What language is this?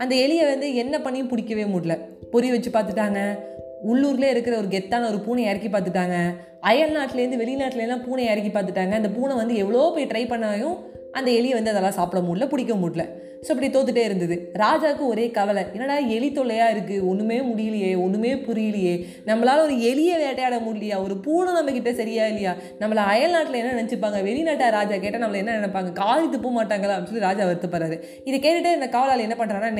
Tamil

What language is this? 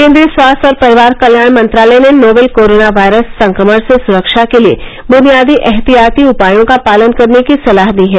Hindi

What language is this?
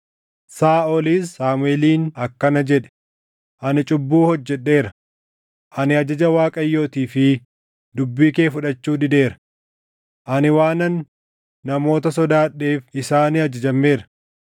Oromo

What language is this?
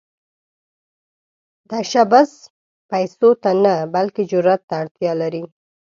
Pashto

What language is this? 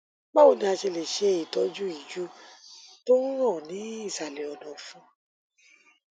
Yoruba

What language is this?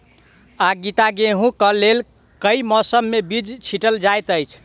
Maithili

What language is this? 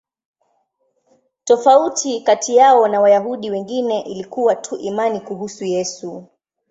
Swahili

